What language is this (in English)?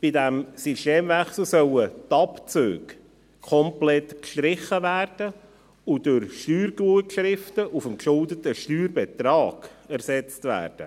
Swiss German